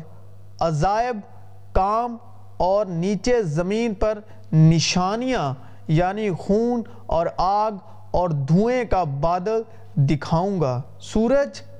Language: Urdu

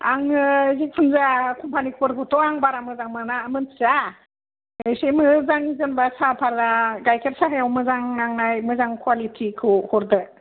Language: Bodo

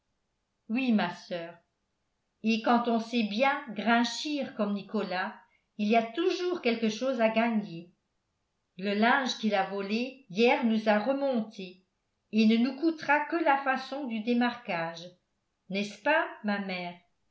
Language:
French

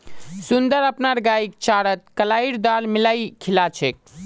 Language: Magahi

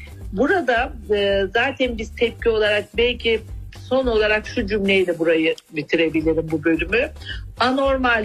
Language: Turkish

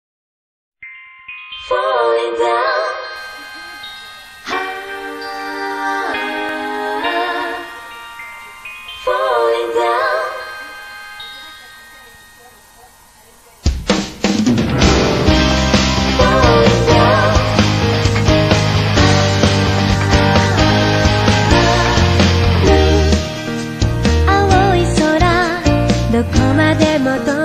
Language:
Korean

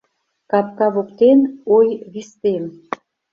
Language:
Mari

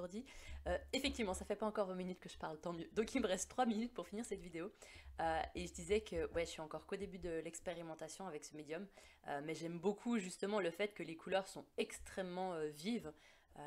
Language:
French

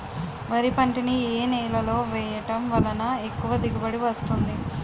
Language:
Telugu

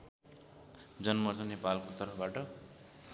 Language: Nepali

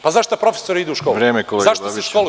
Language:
Serbian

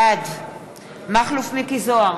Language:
Hebrew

